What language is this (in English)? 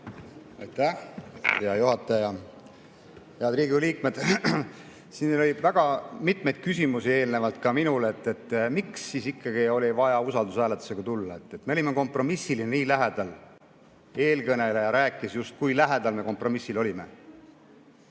Estonian